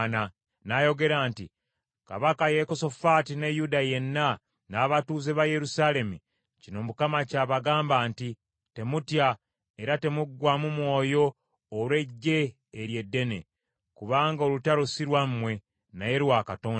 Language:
Ganda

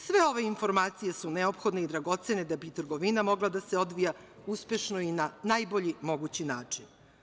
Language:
Serbian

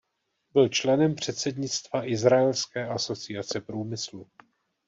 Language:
Czech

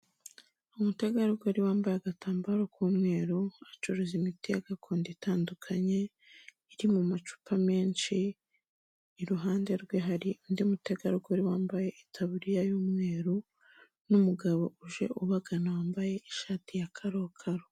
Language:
Kinyarwanda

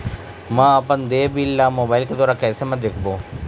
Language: Chhattisgarhi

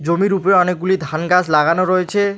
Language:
Bangla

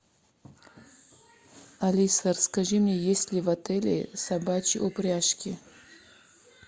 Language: Russian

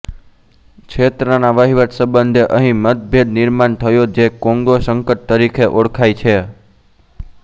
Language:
Gujarati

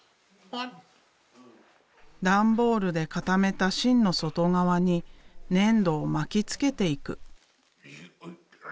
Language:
Japanese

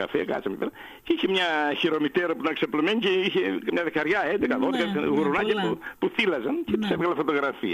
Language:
Greek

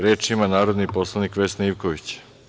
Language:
Serbian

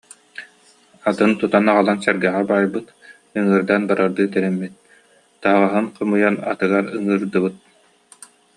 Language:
Yakut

